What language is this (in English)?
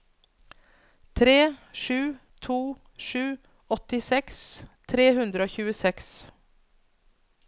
Norwegian